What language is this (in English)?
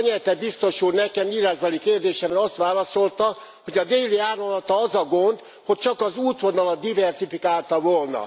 Hungarian